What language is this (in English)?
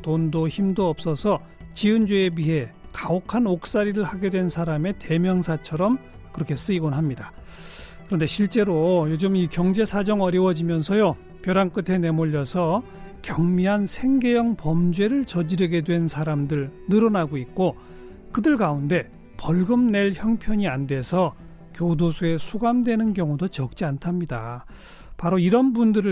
Korean